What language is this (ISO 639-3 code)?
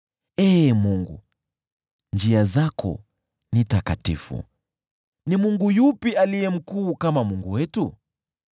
swa